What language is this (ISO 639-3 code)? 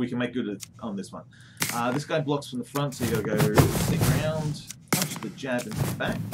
eng